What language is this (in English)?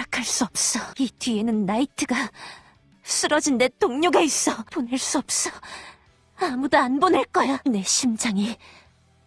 Korean